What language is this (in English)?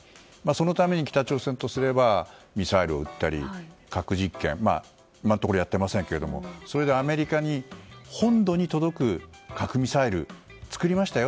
Japanese